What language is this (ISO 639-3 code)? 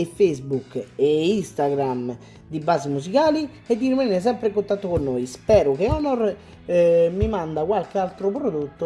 ita